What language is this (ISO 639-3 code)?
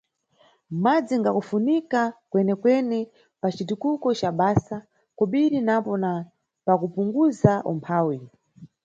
nyu